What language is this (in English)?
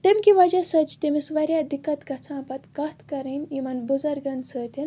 Kashmiri